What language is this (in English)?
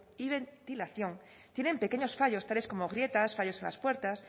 Spanish